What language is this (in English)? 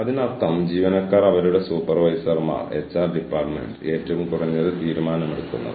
Malayalam